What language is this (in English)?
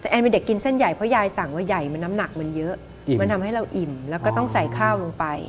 Thai